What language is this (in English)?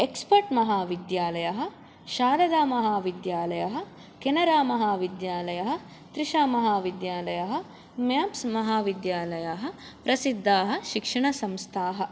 Sanskrit